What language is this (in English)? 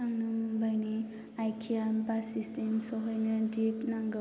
Bodo